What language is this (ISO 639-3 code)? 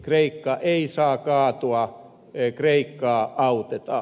fin